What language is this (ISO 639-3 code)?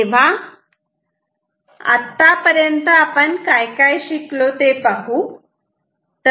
mar